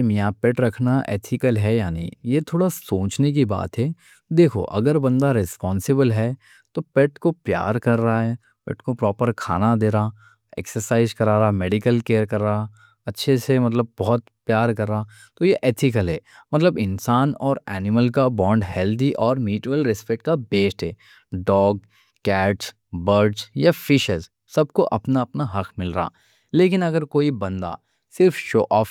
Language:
Deccan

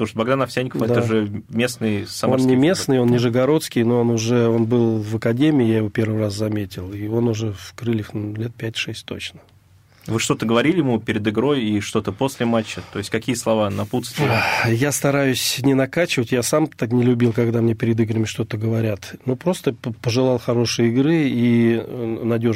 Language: Russian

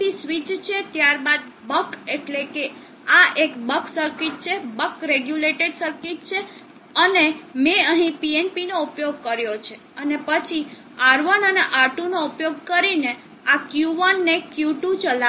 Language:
Gujarati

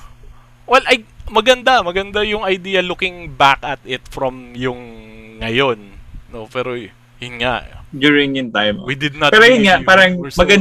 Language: Filipino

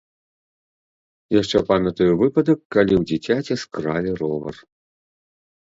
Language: Belarusian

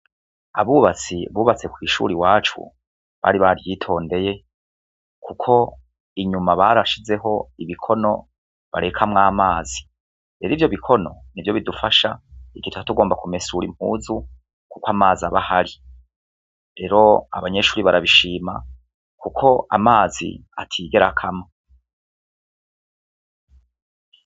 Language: Rundi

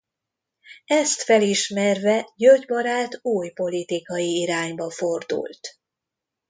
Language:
Hungarian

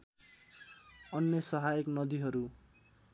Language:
Nepali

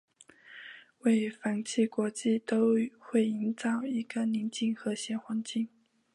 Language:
Chinese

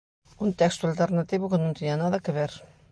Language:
Galician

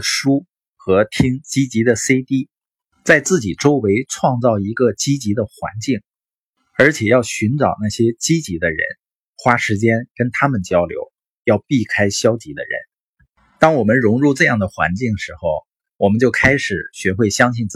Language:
Chinese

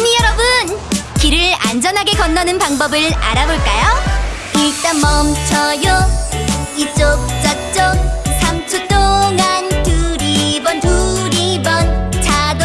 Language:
Korean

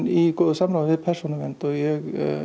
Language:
Icelandic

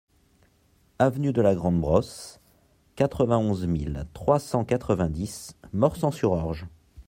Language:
French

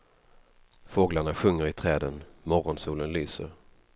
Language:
Swedish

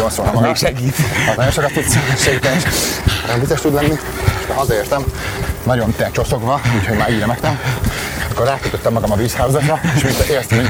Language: Hungarian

